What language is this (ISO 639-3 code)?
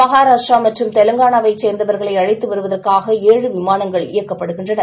tam